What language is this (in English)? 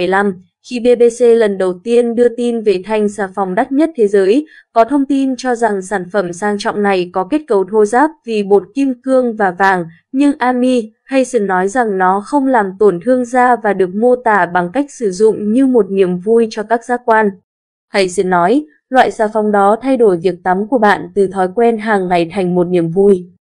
Vietnamese